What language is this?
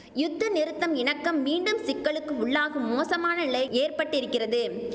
Tamil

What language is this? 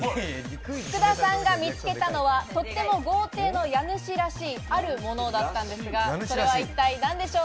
Japanese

